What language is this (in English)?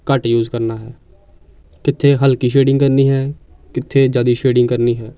Punjabi